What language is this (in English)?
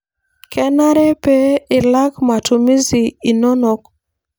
Masai